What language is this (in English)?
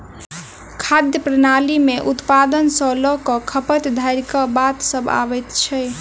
Maithili